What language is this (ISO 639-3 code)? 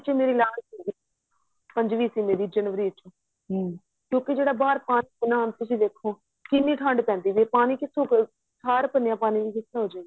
pan